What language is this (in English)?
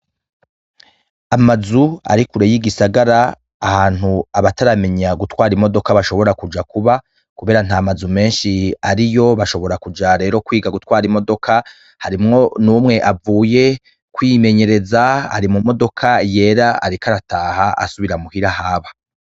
Rundi